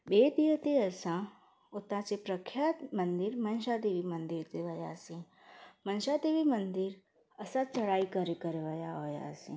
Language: Sindhi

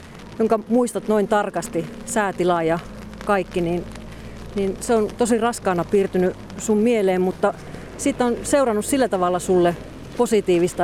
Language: Finnish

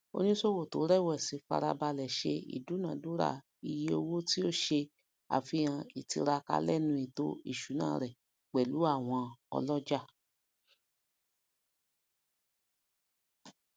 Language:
Yoruba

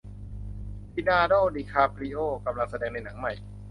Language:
Thai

